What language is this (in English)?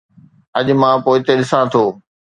Sindhi